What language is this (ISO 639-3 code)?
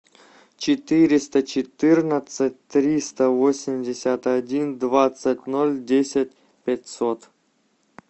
rus